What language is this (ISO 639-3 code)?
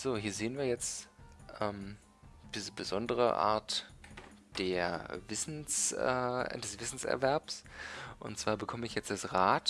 deu